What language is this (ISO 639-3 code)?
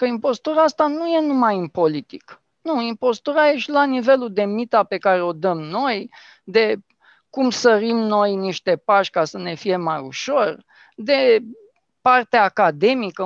ron